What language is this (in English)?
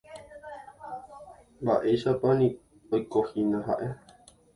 Guarani